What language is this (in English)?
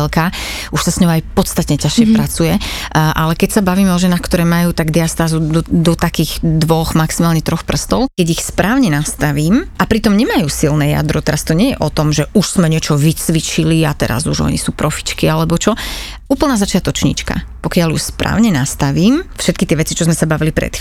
Slovak